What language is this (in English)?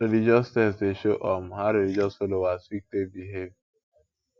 Nigerian Pidgin